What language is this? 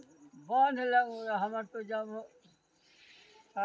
Maithili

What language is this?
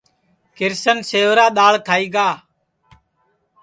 Sansi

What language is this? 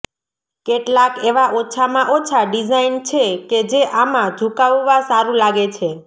Gujarati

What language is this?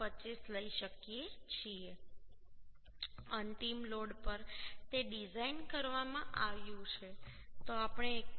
Gujarati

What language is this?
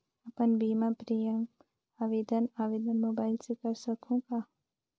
Chhattisgarhi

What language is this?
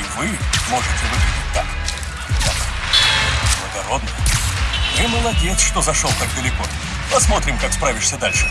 Russian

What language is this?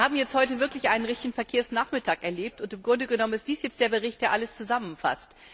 German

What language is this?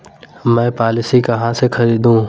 Hindi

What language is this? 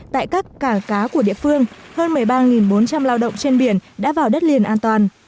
Vietnamese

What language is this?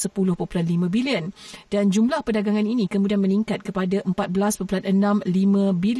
Malay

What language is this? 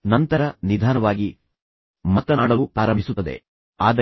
Kannada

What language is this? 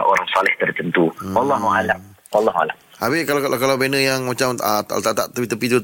Malay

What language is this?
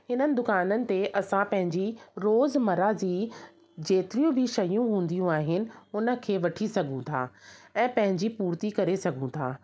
Sindhi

